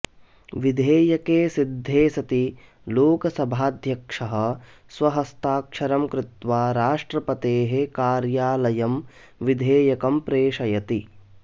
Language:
Sanskrit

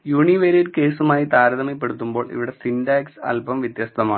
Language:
Malayalam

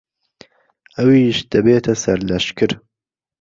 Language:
Central Kurdish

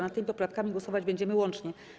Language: Polish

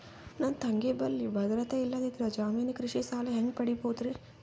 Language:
Kannada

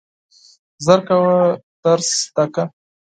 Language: Pashto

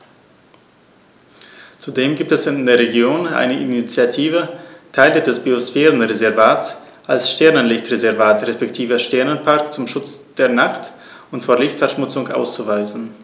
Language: German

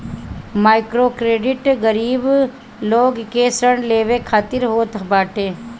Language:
Bhojpuri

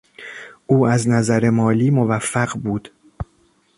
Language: Persian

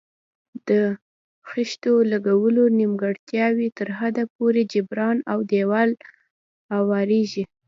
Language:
Pashto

